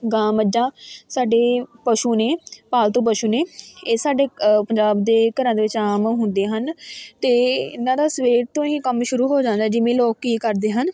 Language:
Punjabi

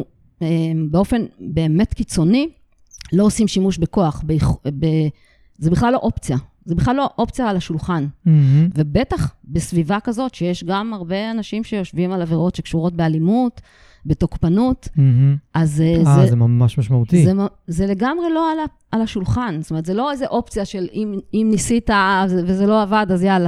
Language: Hebrew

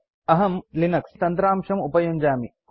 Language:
Sanskrit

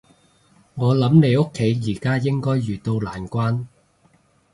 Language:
Cantonese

